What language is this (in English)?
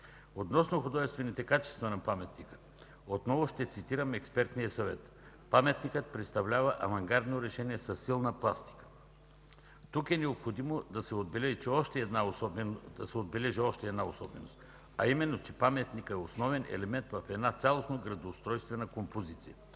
Bulgarian